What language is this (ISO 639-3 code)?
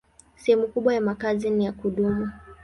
swa